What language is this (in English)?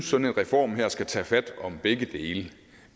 Danish